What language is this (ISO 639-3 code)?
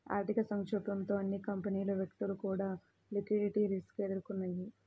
tel